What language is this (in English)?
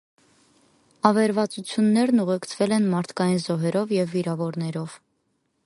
Armenian